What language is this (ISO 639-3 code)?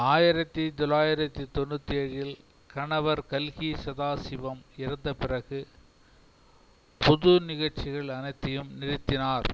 tam